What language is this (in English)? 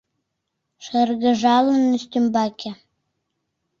Mari